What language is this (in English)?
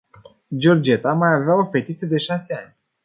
Romanian